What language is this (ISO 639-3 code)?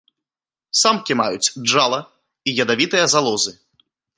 bel